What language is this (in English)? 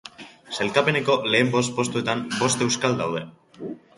Basque